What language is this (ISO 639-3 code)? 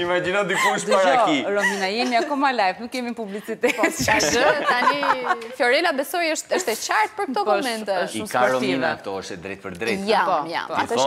ron